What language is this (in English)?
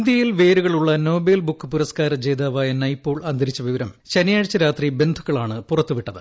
Malayalam